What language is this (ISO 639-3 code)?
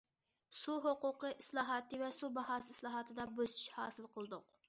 uig